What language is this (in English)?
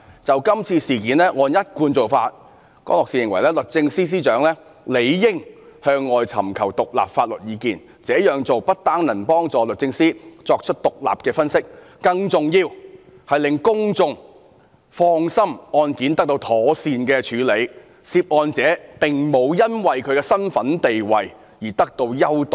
Cantonese